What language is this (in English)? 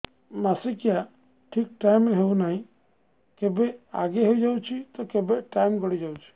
Odia